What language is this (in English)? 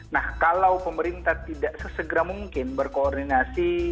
Indonesian